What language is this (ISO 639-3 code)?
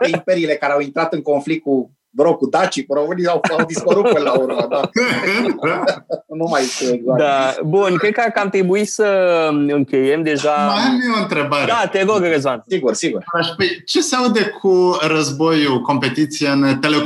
ron